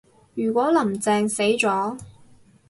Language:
Cantonese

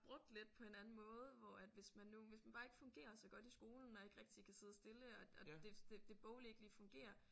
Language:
Danish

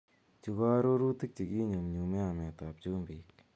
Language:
Kalenjin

